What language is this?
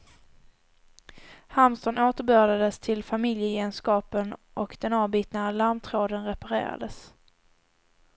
Swedish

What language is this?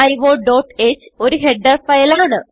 Malayalam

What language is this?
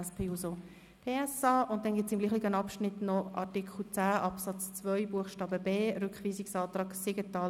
Swiss German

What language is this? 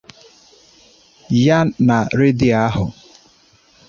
Igbo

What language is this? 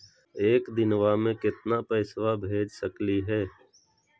Magahi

